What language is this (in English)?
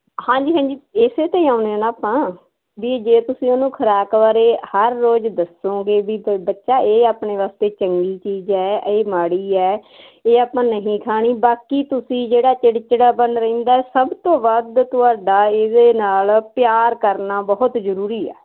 Punjabi